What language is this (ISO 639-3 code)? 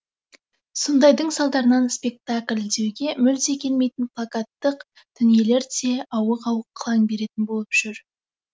kaz